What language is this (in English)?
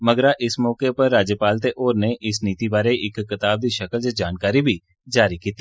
Dogri